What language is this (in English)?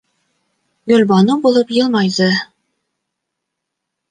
Bashkir